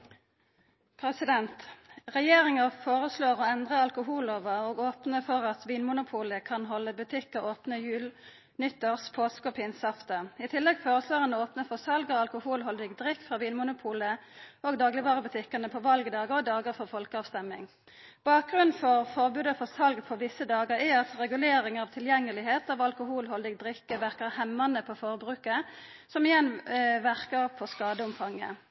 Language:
Norwegian Nynorsk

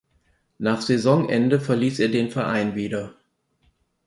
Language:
German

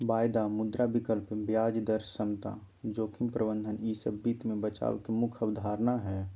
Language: Magahi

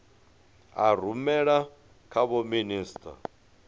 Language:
Venda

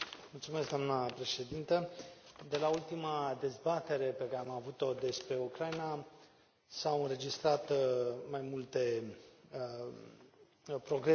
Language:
Romanian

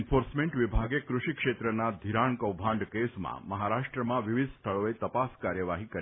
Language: Gujarati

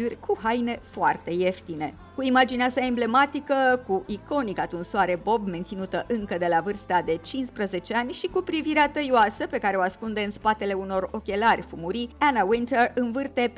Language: Romanian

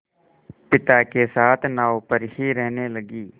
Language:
Hindi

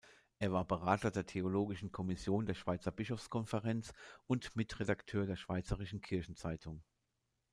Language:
German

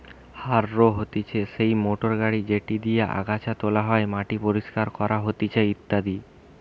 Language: Bangla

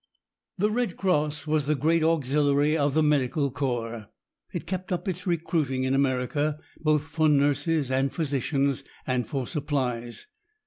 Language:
English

